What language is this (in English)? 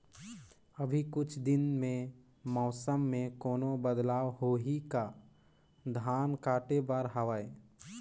Chhattisgarhi